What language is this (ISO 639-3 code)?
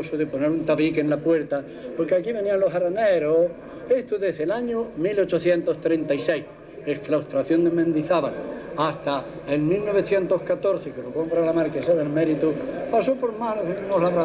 spa